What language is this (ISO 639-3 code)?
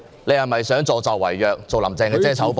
yue